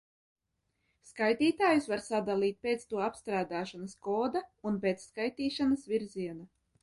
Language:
Latvian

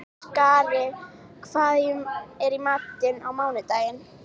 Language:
Icelandic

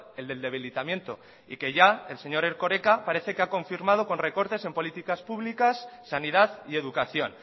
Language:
Spanish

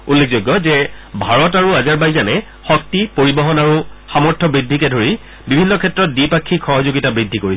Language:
Assamese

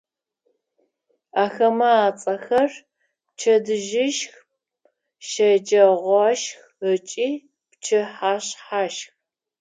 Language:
Adyghe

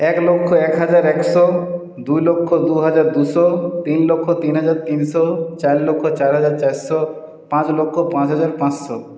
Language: Bangla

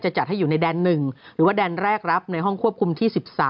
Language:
Thai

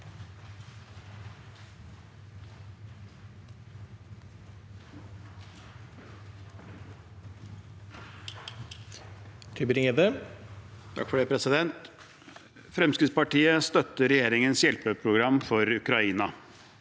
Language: Norwegian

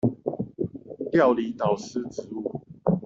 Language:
Chinese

